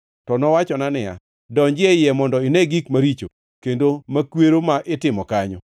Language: Luo (Kenya and Tanzania)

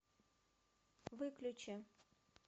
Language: Russian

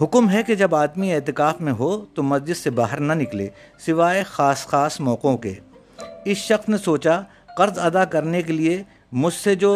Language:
Urdu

